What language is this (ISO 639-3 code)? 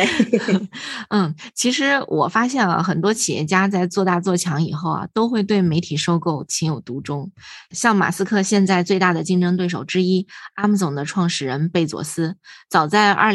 zho